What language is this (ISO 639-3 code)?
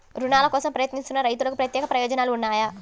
tel